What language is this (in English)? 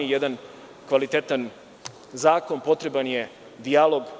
Serbian